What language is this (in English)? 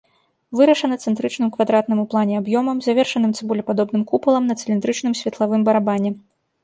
Belarusian